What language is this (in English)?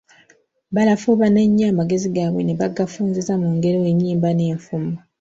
Ganda